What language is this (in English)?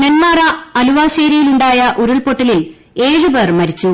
Malayalam